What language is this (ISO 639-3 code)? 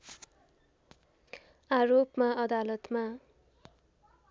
nep